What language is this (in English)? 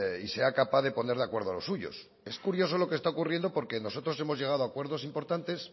Spanish